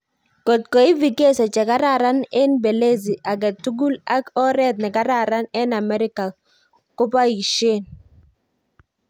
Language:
Kalenjin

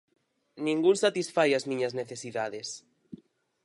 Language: Galician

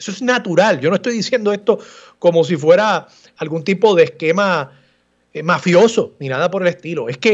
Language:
Spanish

